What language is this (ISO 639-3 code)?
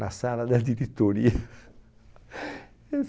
por